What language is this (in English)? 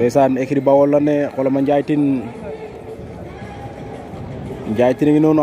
Indonesian